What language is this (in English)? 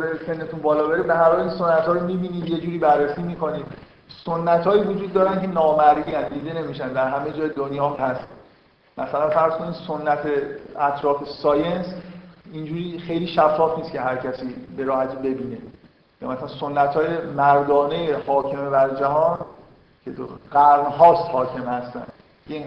Persian